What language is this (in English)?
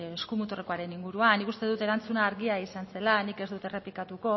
Basque